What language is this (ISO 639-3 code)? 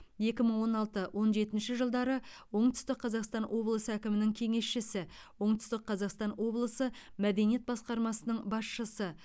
kaz